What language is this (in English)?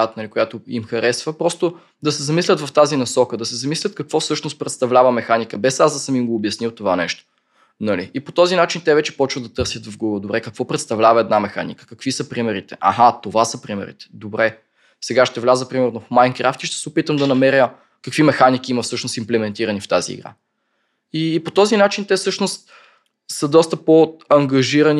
Bulgarian